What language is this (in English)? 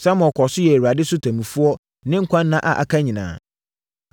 Akan